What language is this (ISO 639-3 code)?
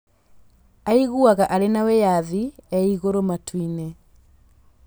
kik